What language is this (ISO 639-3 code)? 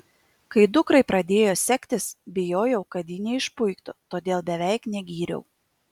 lit